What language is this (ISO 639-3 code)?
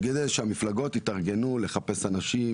heb